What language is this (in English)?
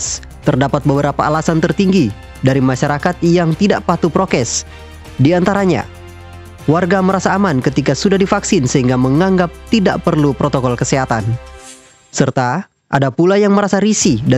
Indonesian